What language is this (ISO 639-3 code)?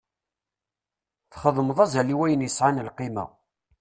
kab